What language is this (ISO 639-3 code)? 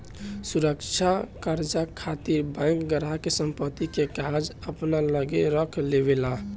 bho